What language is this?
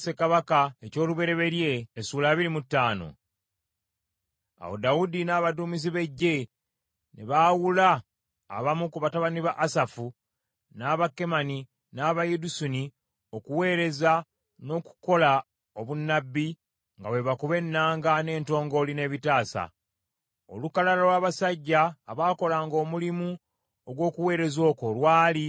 Ganda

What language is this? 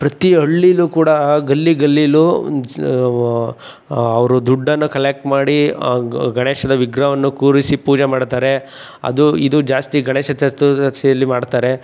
Kannada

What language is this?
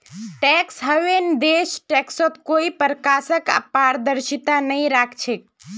Magahi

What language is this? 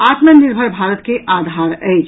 Maithili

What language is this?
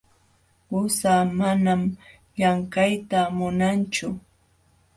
Jauja Wanca Quechua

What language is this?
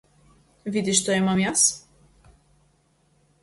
Macedonian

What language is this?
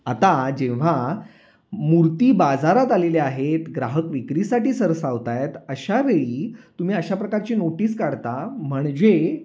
Marathi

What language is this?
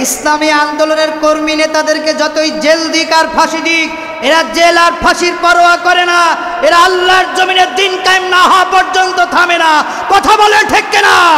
Arabic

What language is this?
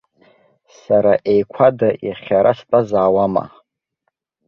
Abkhazian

